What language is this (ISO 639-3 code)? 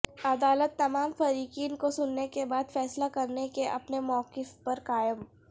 urd